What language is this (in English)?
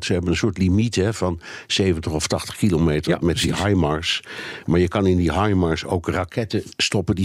Dutch